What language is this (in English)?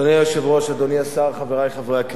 Hebrew